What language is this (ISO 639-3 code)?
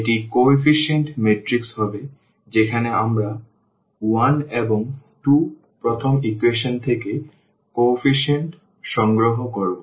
ben